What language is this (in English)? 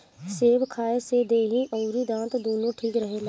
Bhojpuri